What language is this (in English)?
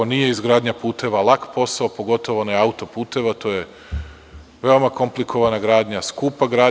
Serbian